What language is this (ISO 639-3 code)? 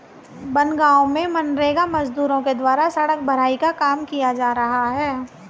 hin